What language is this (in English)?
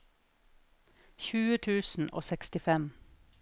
Norwegian